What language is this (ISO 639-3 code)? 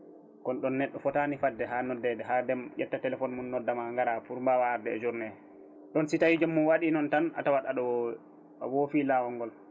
ful